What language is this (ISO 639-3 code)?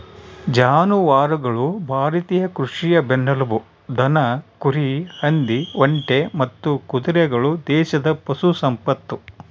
kan